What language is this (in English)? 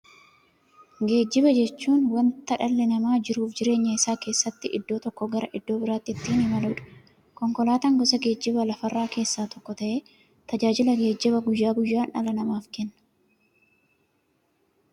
Oromo